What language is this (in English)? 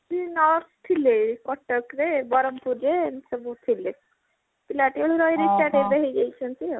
Odia